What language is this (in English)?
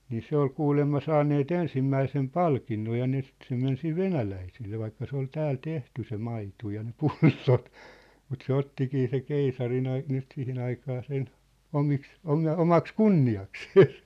Finnish